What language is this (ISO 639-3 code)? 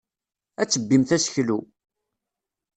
kab